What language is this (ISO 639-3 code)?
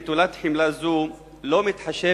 heb